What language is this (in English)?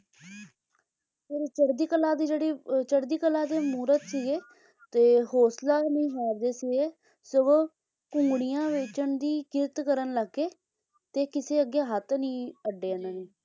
Punjabi